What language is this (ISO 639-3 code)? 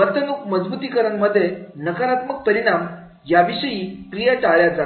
mar